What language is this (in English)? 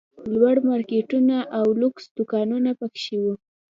Pashto